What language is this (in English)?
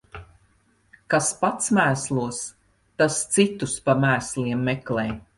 Latvian